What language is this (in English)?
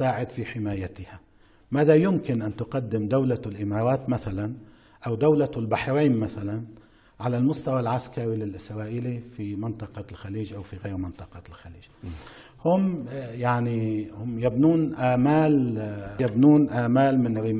Arabic